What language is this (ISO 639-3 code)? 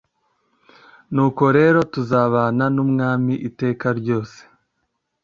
kin